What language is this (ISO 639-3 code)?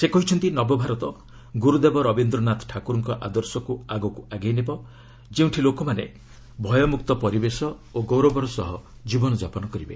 ori